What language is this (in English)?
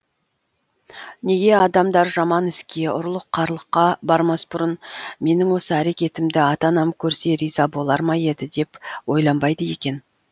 Kazakh